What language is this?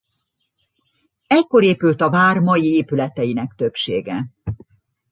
Hungarian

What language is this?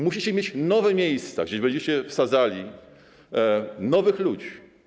Polish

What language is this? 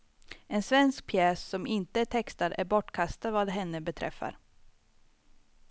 Swedish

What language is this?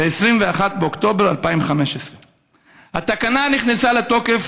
Hebrew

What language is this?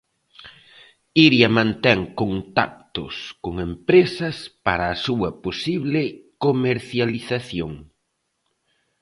Galician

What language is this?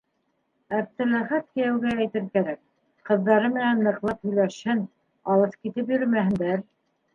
Bashkir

